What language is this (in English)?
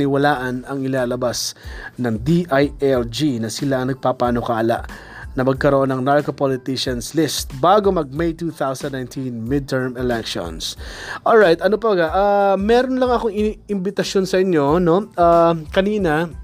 Filipino